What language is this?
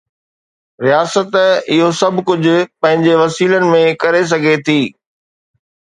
Sindhi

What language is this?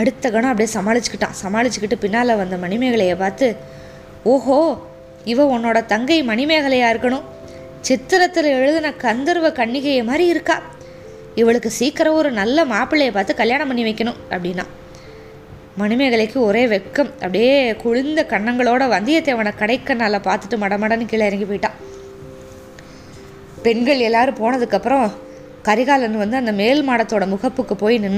Tamil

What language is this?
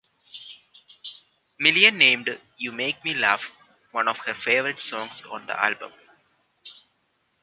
English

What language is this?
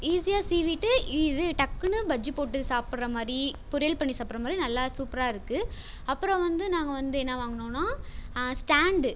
Tamil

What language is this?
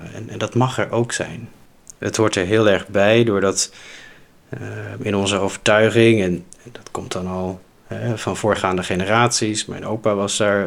Dutch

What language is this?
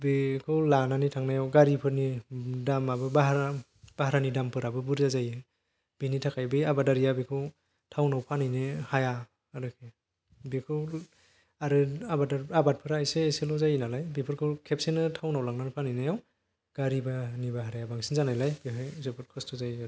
Bodo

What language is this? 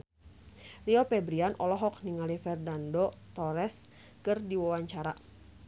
Sundanese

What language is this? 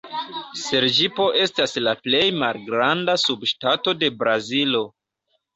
Esperanto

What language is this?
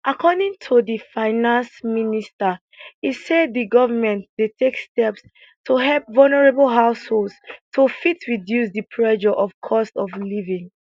Nigerian Pidgin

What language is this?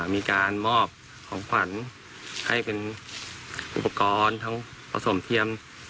Thai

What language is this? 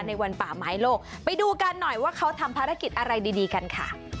Thai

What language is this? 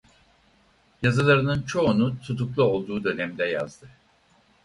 Turkish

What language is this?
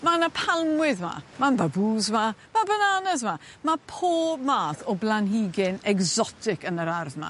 Welsh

